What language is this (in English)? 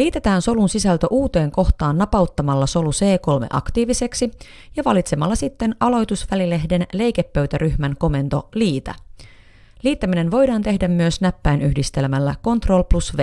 Finnish